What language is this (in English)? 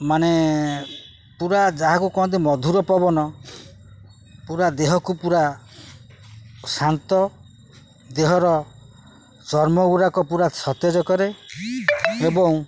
Odia